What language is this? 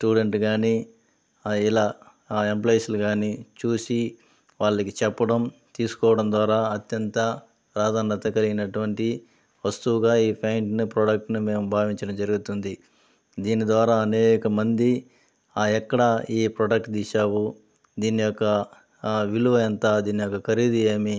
Telugu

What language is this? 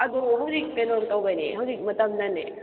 Manipuri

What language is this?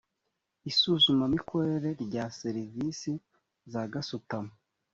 Kinyarwanda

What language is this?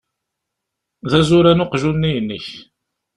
Kabyle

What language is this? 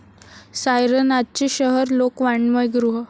Marathi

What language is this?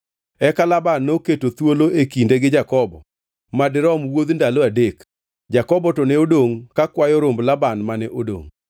Luo (Kenya and Tanzania)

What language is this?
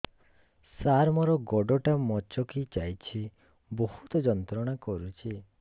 Odia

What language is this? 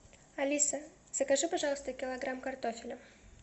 Russian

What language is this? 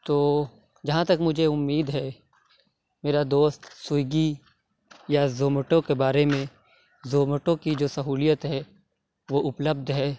Urdu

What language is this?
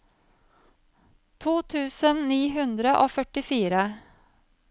Norwegian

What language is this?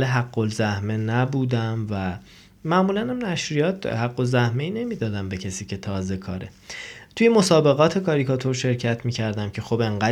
Persian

